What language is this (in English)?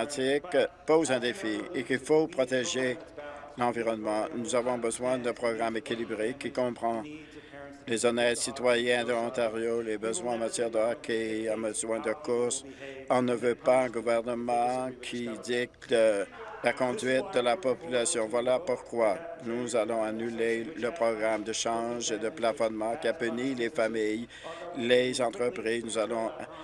French